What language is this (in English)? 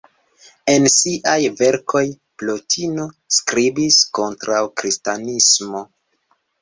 Esperanto